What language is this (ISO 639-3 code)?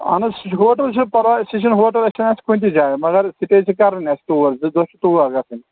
kas